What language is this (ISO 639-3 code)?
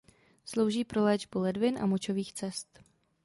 ces